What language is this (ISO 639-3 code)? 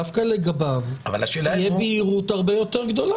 heb